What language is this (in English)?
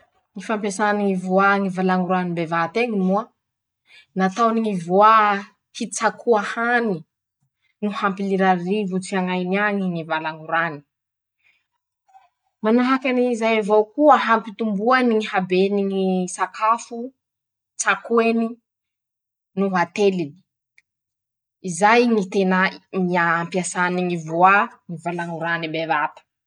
Masikoro Malagasy